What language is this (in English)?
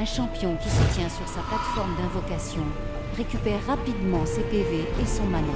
French